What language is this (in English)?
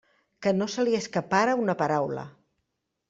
Catalan